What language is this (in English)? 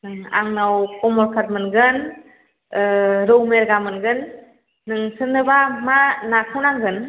Bodo